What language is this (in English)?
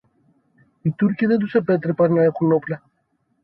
Greek